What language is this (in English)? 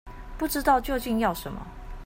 Chinese